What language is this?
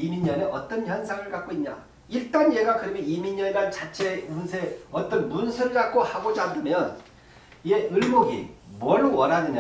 Korean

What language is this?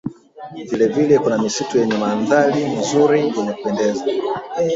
Swahili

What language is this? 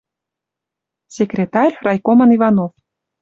Western Mari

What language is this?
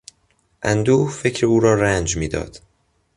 Persian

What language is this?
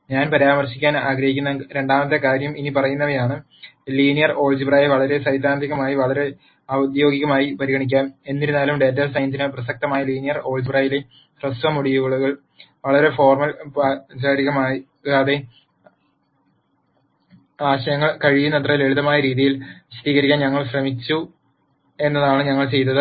Malayalam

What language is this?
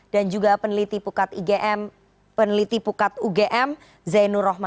Indonesian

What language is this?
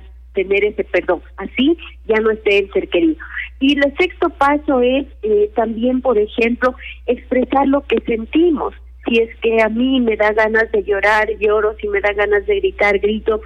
Spanish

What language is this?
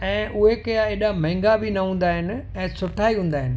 Sindhi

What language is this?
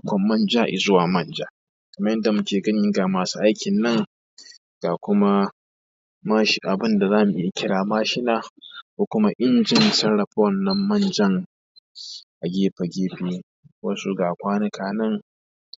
Hausa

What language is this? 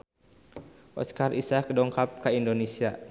Sundanese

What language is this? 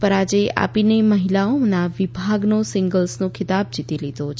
Gujarati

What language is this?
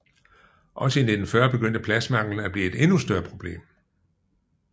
Danish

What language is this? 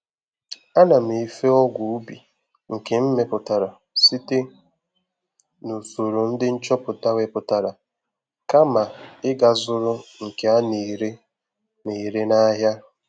Igbo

